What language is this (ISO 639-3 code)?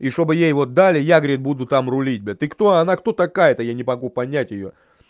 rus